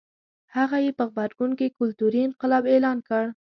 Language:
Pashto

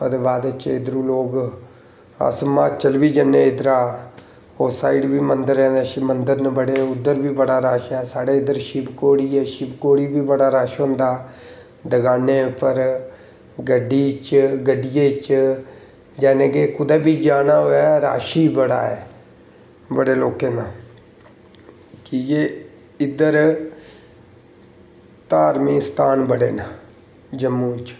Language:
Dogri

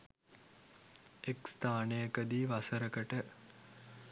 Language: Sinhala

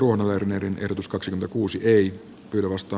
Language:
Finnish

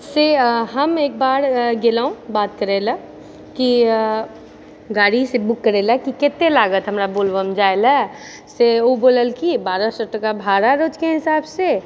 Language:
Maithili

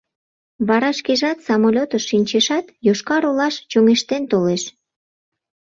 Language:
Mari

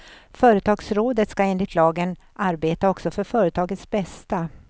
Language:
Swedish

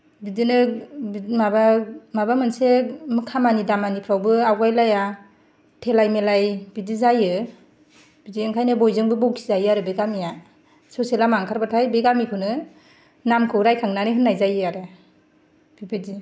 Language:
Bodo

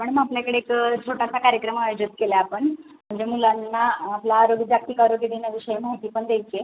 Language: Marathi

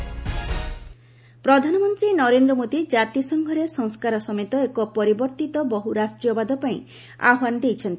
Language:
Odia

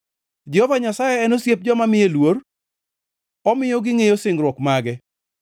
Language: Luo (Kenya and Tanzania)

